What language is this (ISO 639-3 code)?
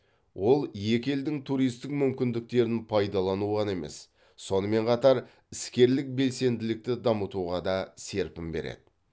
kaz